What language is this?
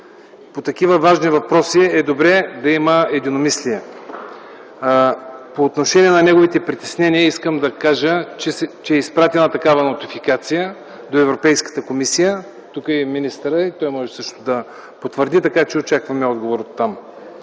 Bulgarian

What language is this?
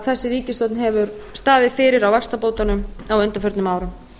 Icelandic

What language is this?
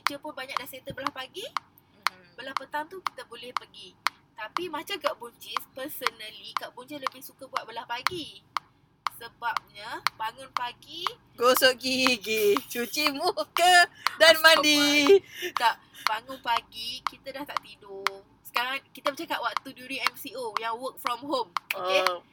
Malay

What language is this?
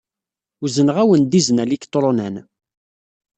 Kabyle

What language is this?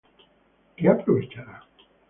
Spanish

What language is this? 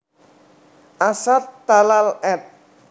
Javanese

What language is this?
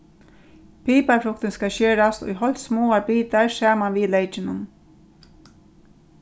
Faroese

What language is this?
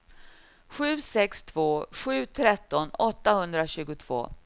Swedish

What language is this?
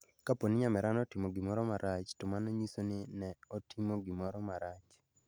Luo (Kenya and Tanzania)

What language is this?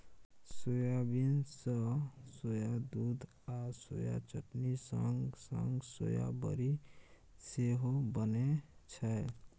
Maithili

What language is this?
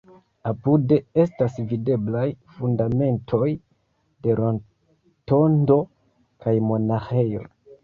Esperanto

